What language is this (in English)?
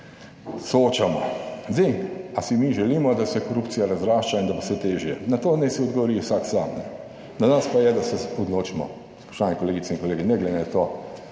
Slovenian